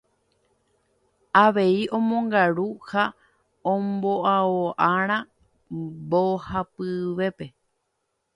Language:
Guarani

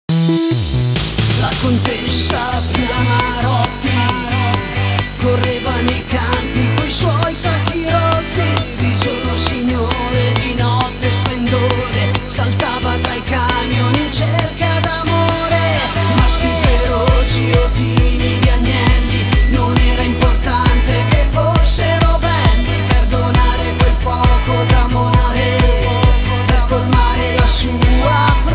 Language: Romanian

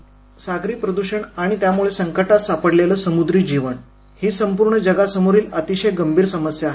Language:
Marathi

